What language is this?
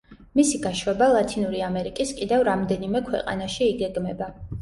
Georgian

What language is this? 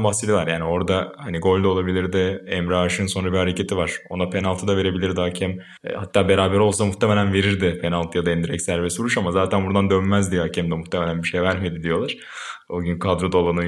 Turkish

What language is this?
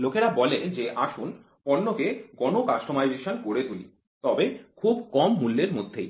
Bangla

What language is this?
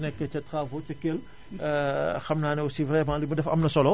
Wolof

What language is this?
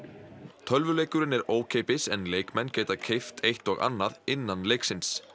Icelandic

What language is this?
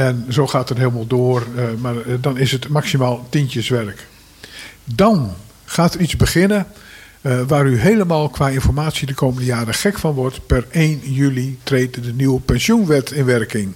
Dutch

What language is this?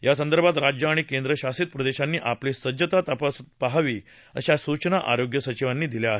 Marathi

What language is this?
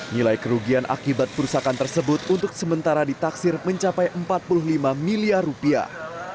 Indonesian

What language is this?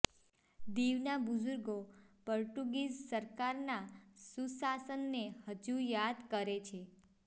Gujarati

